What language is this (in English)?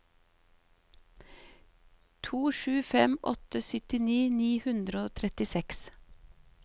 Norwegian